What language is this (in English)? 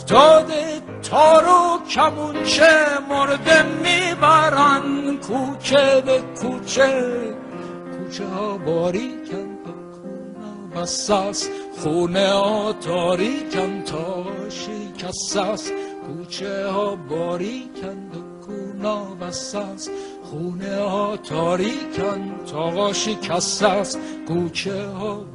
Persian